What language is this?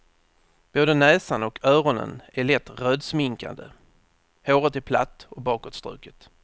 Swedish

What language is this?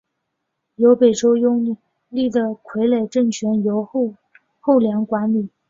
Chinese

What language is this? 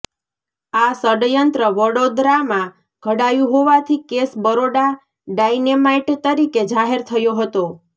Gujarati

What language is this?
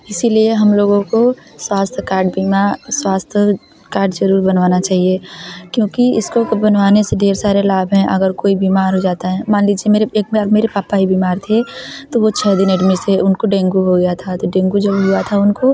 Hindi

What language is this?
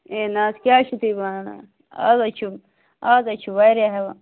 Kashmiri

